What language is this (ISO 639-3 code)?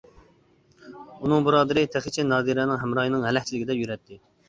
uig